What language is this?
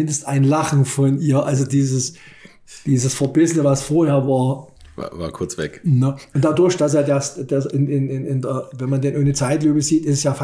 German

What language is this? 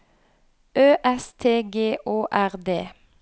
Norwegian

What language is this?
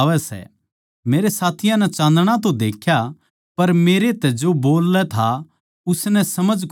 Haryanvi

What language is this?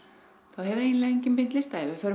Icelandic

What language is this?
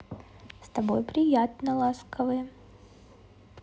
Russian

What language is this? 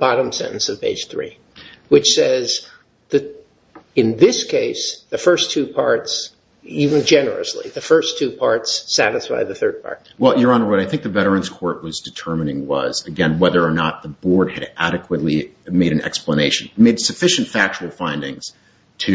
English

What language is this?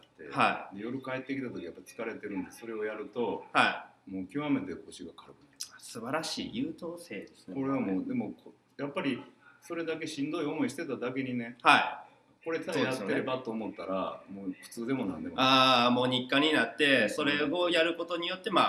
Japanese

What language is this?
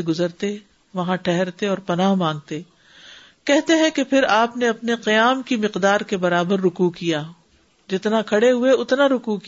Urdu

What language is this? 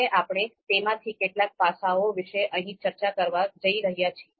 Gujarati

